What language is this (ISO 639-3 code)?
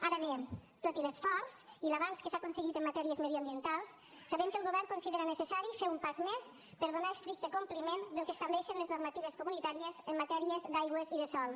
cat